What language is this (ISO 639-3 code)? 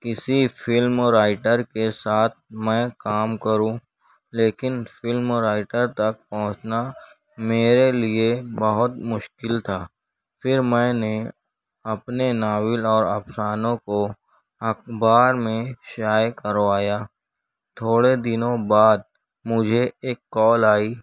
urd